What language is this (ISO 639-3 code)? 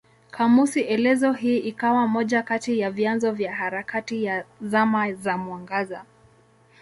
swa